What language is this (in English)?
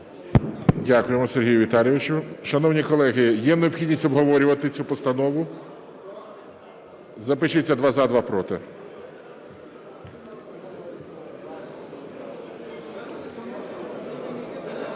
Ukrainian